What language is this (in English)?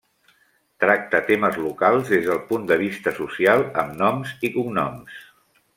Catalan